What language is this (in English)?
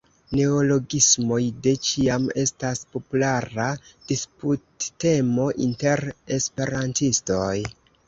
Esperanto